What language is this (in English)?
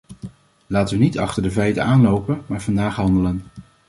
Dutch